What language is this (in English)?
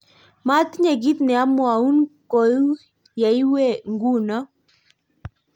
Kalenjin